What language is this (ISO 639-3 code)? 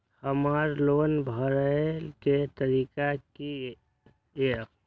mai